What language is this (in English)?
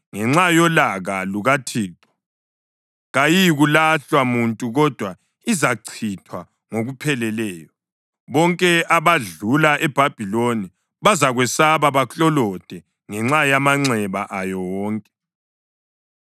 North Ndebele